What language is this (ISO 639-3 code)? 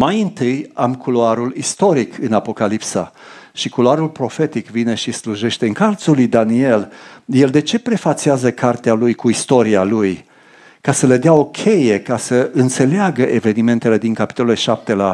ron